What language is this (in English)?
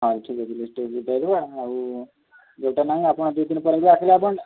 Odia